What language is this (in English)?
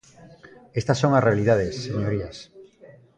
Galician